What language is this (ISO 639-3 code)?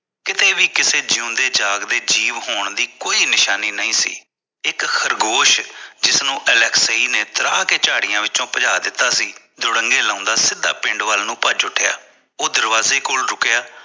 pan